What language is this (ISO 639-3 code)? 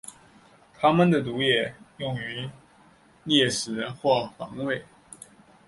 zho